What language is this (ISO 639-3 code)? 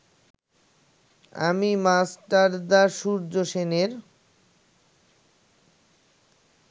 ben